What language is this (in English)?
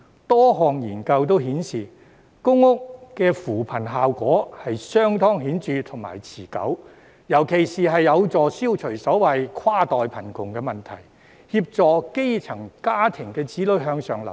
Cantonese